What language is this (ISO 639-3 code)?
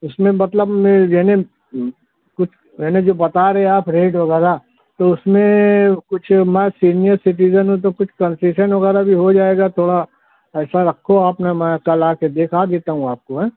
urd